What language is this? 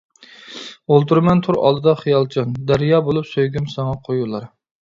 Uyghur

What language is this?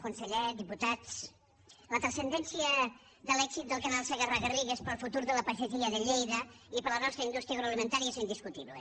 Catalan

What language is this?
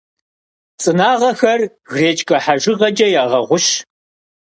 Kabardian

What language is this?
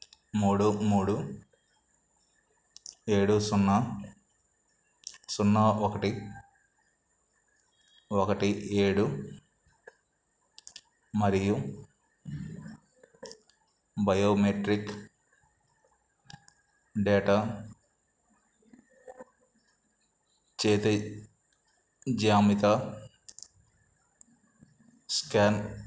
Telugu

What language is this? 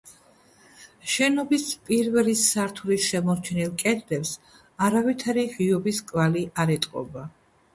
Georgian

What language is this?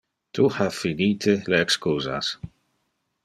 Interlingua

